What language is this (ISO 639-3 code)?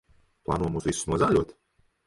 lav